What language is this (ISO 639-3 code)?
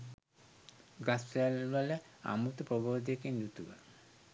sin